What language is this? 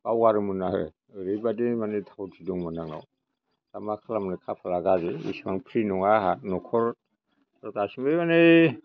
Bodo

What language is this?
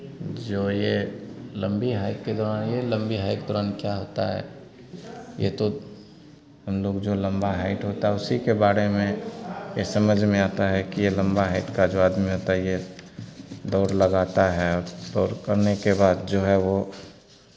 Hindi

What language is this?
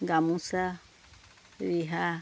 Assamese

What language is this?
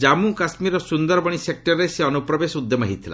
Odia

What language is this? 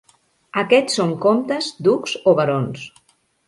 Catalan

